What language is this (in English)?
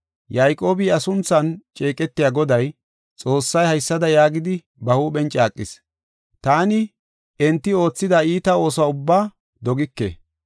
Gofa